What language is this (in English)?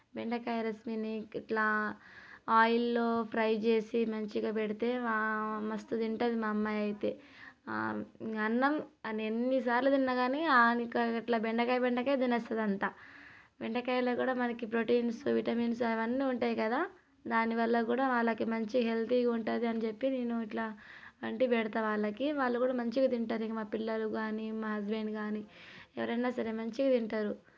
Telugu